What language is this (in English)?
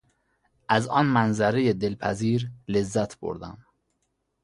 Persian